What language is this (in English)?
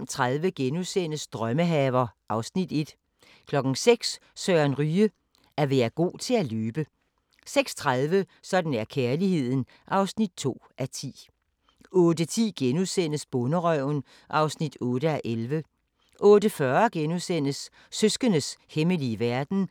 Danish